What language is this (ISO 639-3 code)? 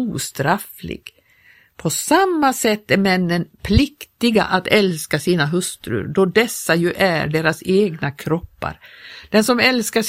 swe